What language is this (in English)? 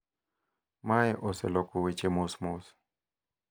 Luo (Kenya and Tanzania)